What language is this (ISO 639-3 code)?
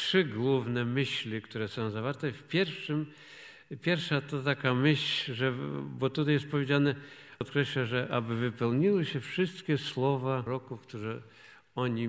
pol